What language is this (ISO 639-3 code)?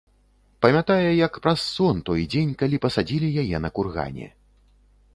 bel